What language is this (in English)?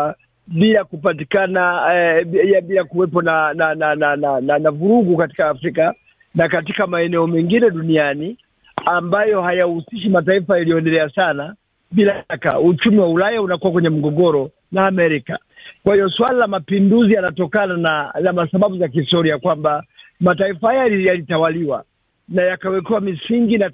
Swahili